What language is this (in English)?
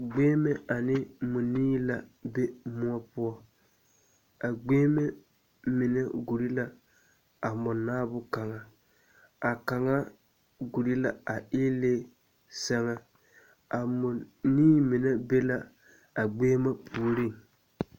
Southern Dagaare